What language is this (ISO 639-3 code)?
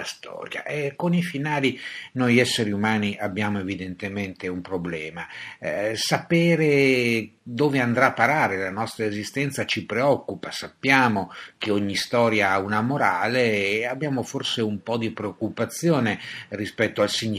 ita